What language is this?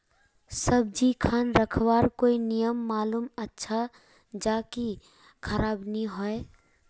Magahi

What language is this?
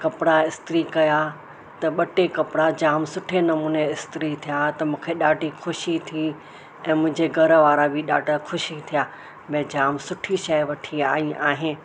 Sindhi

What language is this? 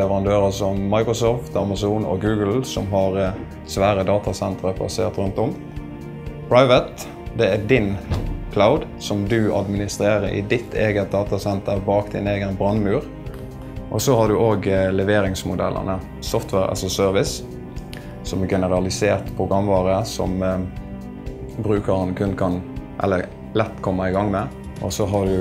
Norwegian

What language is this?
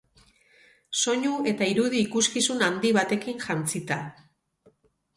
Basque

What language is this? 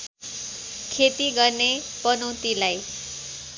Nepali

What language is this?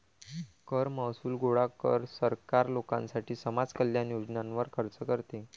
Marathi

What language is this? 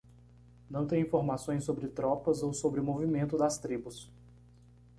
Portuguese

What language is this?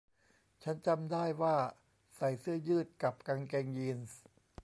Thai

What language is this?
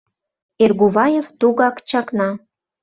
Mari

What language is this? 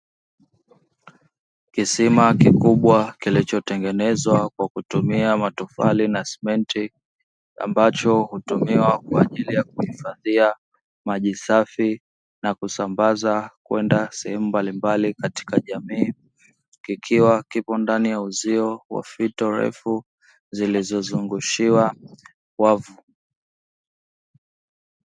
Swahili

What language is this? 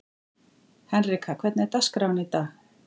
Icelandic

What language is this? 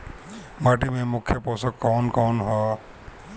Bhojpuri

